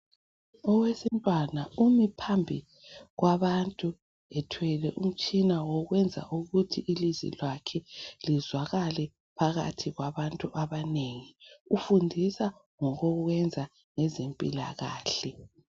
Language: North Ndebele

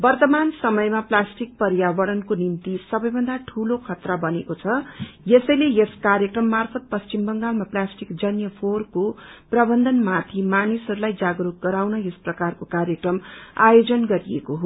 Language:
Nepali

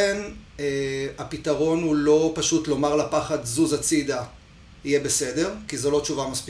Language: Hebrew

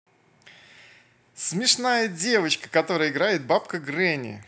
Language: Russian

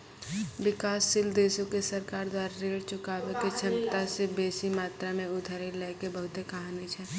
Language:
Maithili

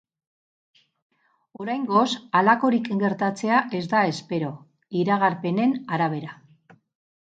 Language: Basque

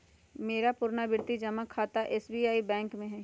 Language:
Magahi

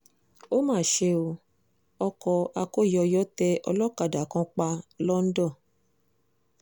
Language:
Yoruba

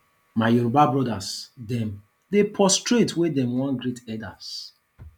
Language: Nigerian Pidgin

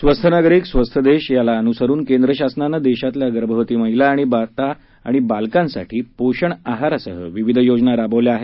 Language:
Marathi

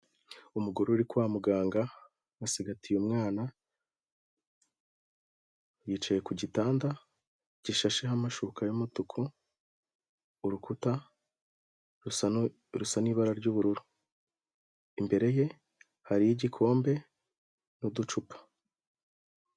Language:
Kinyarwanda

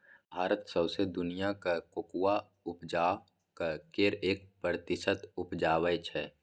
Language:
Maithili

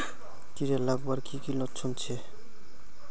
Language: Magahi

